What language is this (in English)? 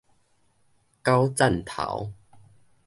Min Nan Chinese